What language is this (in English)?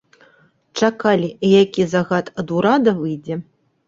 Belarusian